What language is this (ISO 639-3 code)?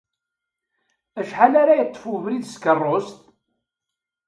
kab